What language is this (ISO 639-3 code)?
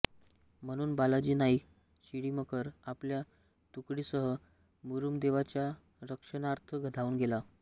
mar